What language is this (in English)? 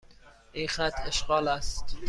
Persian